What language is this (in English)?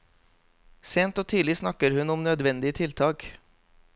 Norwegian